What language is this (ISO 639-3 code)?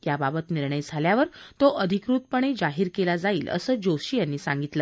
mar